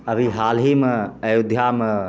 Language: Maithili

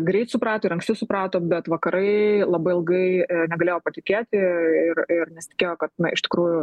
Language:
Lithuanian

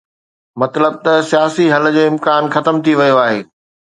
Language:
Sindhi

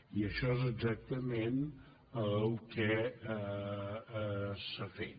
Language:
Catalan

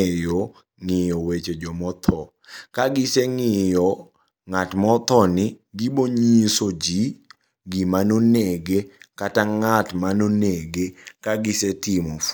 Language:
Luo (Kenya and Tanzania)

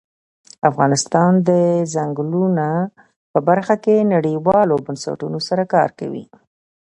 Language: Pashto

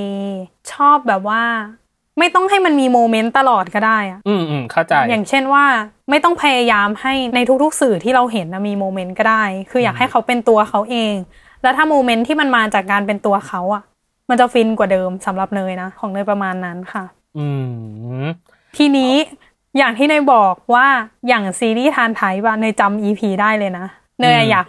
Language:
Thai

